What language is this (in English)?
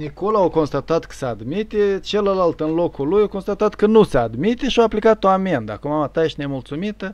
Romanian